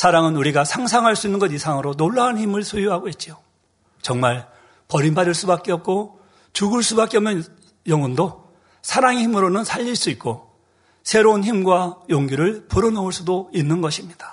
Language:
Korean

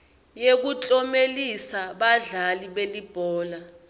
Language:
Swati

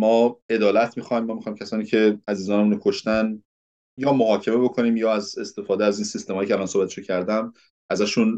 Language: Persian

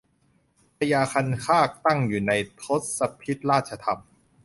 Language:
Thai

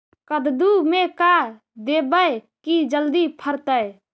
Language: Magahi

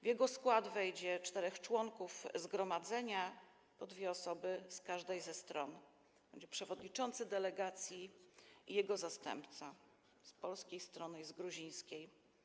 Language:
Polish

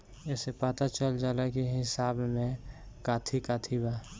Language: Bhojpuri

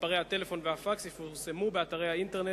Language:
Hebrew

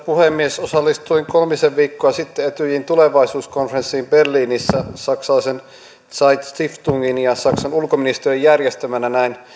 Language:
Finnish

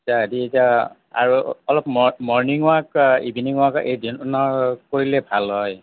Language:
Assamese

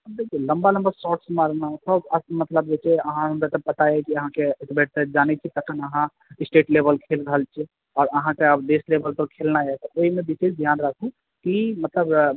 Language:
Maithili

